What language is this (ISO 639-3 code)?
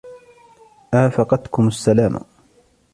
ara